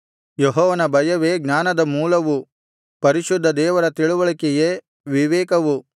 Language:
Kannada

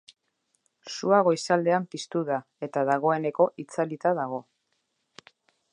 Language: Basque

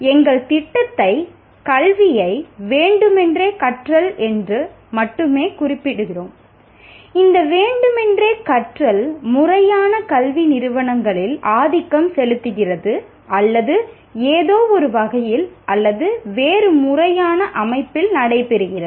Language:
Tamil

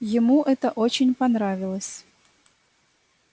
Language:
Russian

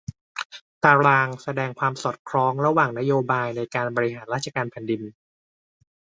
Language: Thai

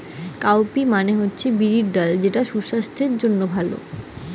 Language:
Bangla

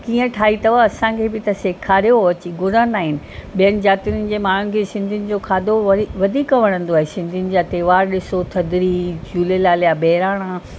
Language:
Sindhi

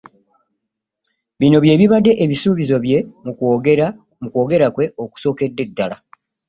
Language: Ganda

